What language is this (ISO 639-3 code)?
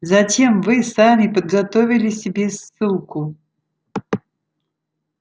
rus